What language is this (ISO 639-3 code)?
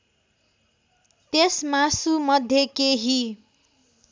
nep